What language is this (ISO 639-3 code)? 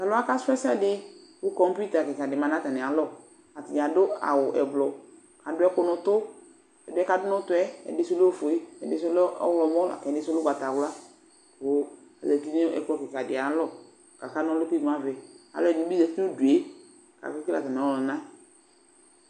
kpo